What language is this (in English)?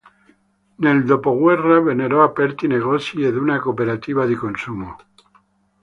Italian